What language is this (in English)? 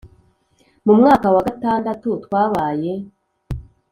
Kinyarwanda